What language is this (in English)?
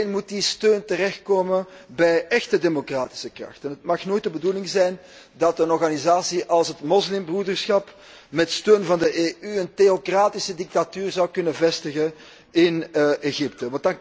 Dutch